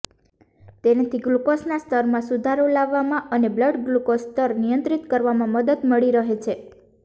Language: Gujarati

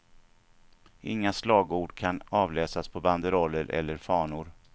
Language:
Swedish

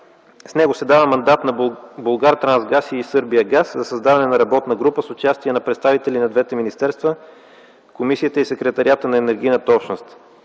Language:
Bulgarian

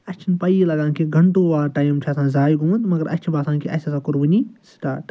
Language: Kashmiri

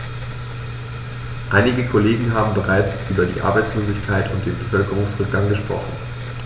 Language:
German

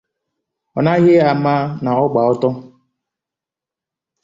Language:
Igbo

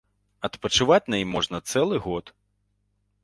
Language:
Belarusian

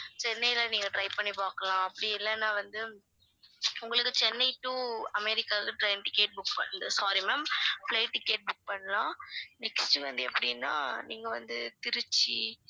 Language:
Tamil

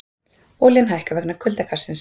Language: Icelandic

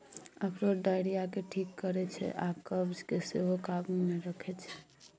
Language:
Maithili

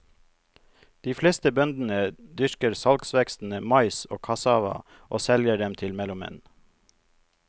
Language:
Norwegian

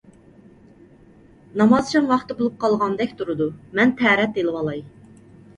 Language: Uyghur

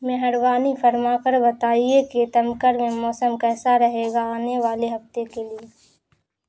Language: Urdu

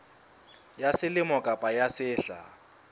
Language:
Southern Sotho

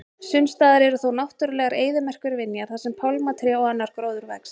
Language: Icelandic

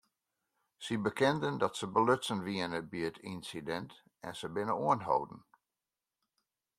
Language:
Western Frisian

